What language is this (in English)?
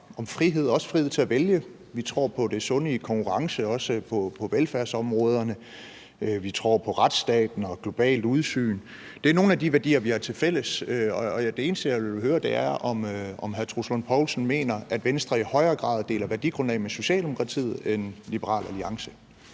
Danish